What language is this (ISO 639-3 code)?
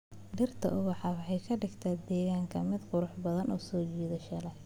som